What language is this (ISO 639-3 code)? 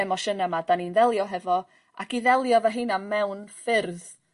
cym